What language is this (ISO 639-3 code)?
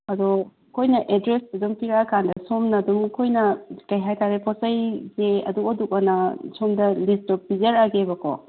mni